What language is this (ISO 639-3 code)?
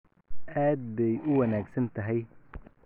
som